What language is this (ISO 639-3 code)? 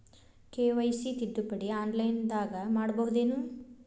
kan